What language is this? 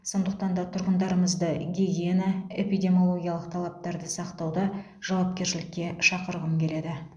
Kazakh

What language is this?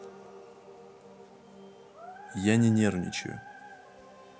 Russian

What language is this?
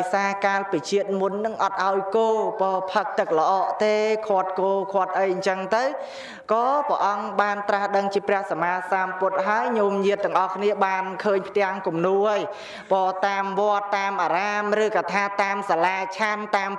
Vietnamese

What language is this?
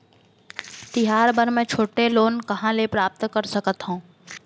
Chhattisgarhi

